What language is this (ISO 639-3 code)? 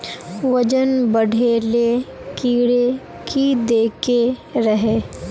mag